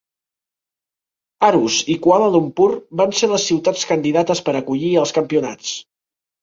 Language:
Catalan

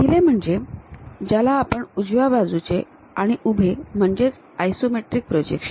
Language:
Marathi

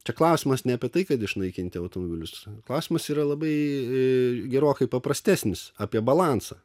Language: Lithuanian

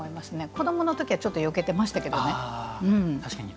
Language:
Japanese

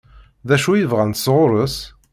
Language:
Kabyle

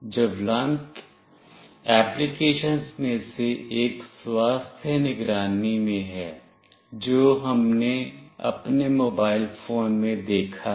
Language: Hindi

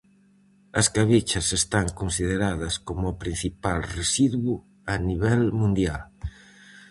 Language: Galician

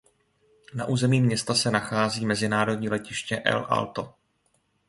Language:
Czech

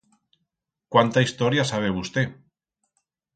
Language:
Aragonese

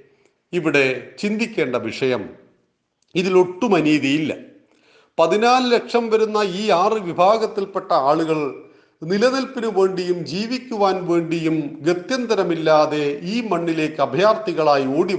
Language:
Malayalam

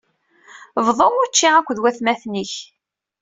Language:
Kabyle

